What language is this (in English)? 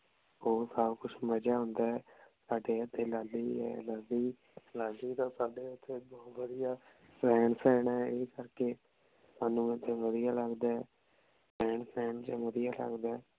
Punjabi